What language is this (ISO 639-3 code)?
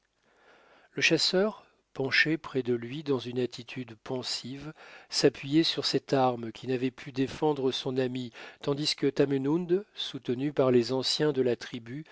fra